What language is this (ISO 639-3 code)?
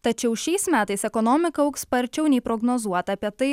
lit